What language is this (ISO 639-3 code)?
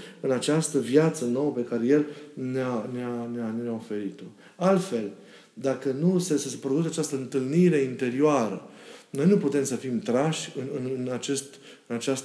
ron